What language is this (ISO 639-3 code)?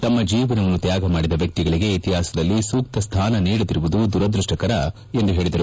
kan